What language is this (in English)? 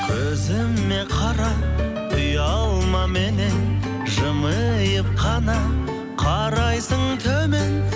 Kazakh